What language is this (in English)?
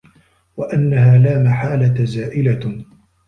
Arabic